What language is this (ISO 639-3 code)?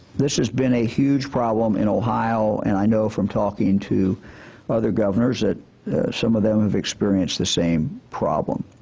eng